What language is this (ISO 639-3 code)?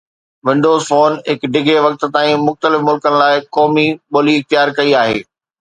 snd